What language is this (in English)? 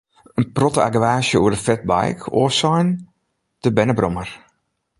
Western Frisian